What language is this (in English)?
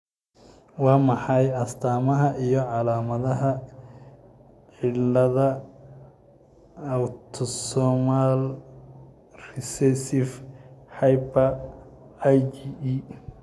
Somali